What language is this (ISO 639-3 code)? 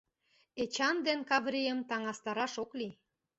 chm